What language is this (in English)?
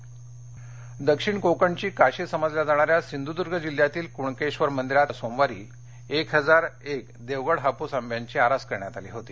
Marathi